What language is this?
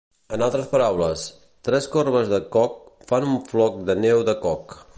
Catalan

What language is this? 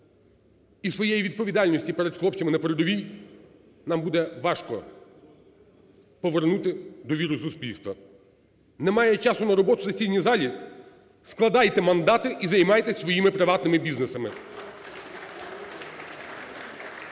Ukrainian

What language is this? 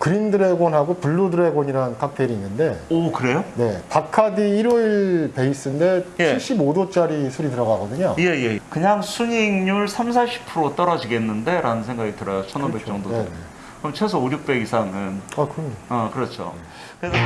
Korean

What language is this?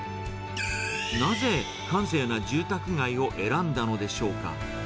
Japanese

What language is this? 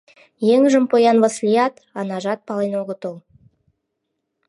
Mari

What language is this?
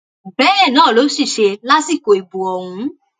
Yoruba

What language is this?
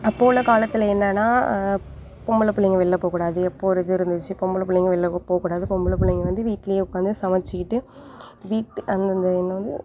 Tamil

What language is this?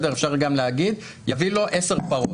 Hebrew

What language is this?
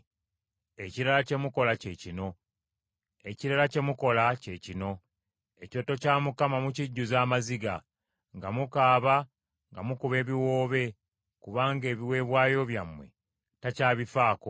Ganda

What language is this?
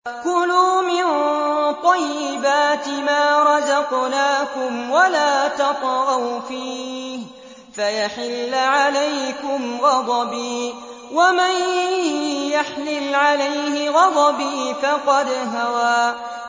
Arabic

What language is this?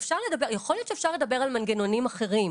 Hebrew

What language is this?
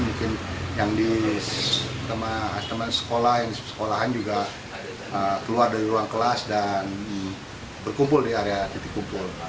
Indonesian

